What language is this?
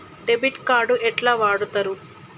Telugu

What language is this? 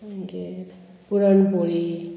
Konkani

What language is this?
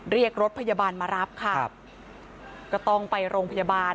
Thai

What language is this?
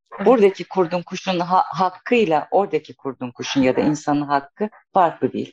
Turkish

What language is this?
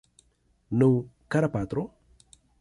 Esperanto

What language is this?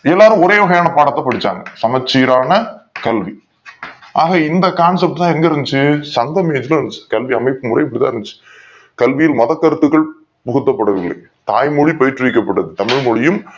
Tamil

